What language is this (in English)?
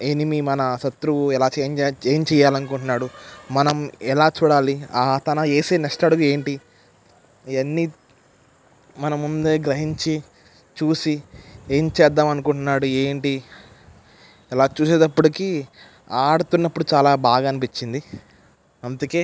Telugu